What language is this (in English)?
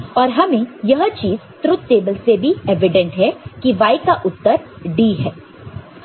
Hindi